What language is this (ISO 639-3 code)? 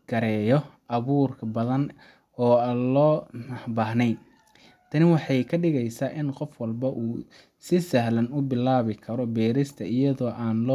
som